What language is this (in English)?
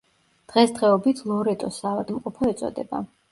Georgian